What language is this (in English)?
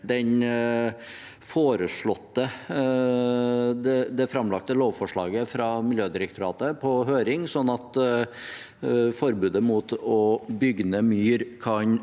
Norwegian